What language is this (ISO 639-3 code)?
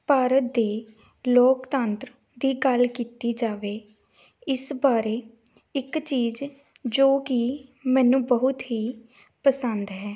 pan